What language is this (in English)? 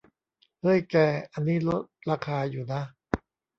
Thai